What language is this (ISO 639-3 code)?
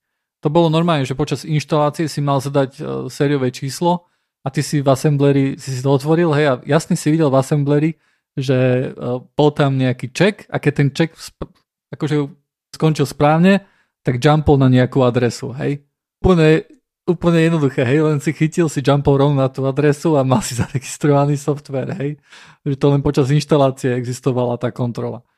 slk